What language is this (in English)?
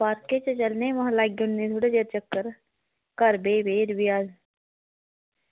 Dogri